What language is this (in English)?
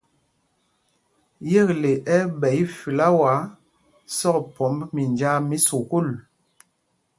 Mpumpong